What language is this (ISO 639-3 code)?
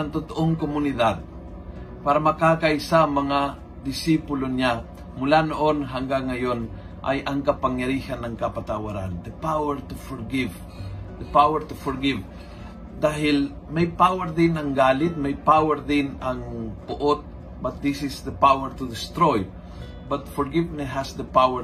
fil